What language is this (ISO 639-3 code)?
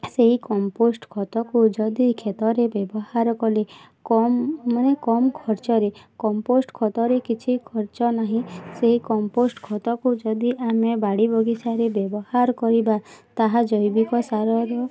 ori